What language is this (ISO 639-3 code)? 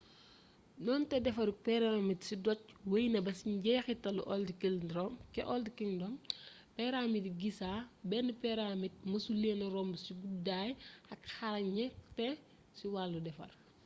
wol